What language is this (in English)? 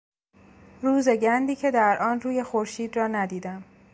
Persian